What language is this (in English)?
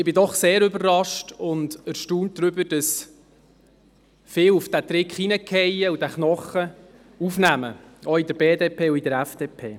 Swiss German